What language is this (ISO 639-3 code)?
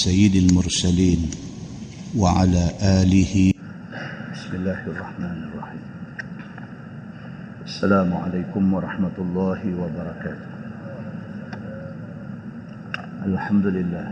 msa